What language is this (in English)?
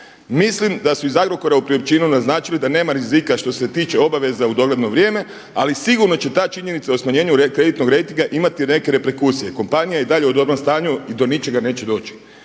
Croatian